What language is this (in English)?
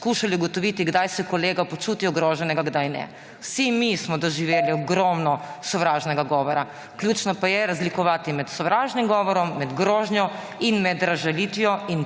Slovenian